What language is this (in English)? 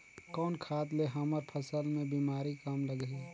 Chhattisgarhi